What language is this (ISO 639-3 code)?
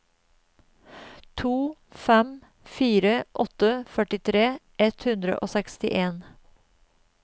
nor